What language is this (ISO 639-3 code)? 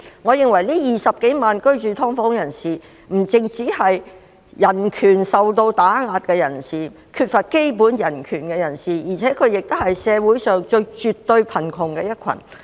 yue